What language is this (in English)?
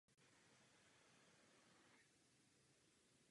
Czech